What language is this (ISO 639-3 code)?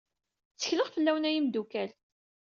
kab